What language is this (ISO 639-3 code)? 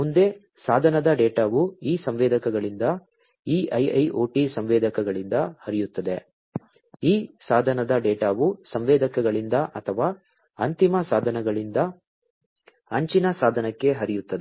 kan